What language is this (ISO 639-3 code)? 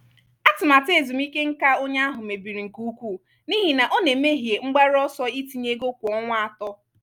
ibo